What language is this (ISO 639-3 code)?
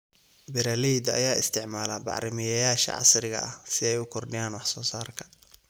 som